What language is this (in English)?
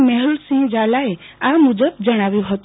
Gujarati